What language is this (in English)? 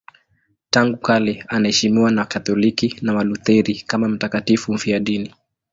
Swahili